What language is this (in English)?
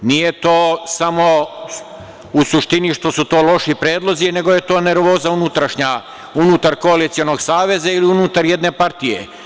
Serbian